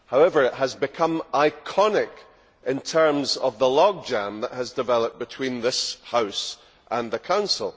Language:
English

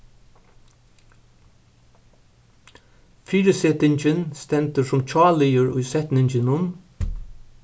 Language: Faroese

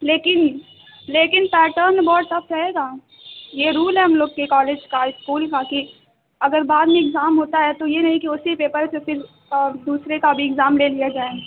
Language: Urdu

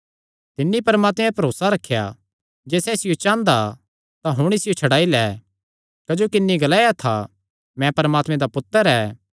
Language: Kangri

